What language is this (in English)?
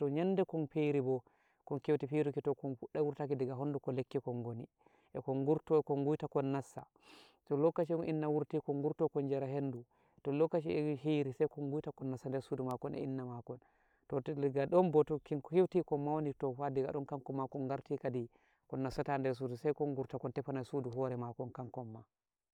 Nigerian Fulfulde